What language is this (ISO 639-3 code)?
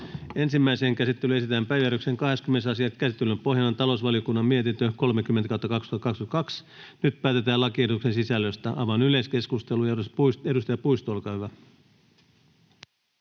fin